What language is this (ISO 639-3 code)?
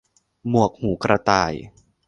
tha